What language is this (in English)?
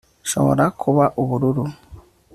Kinyarwanda